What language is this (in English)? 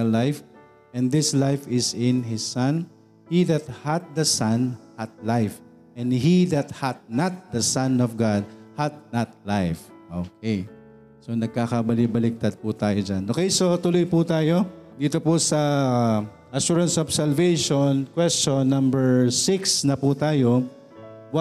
Filipino